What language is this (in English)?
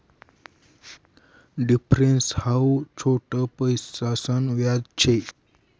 Marathi